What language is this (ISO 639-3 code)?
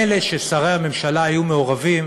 heb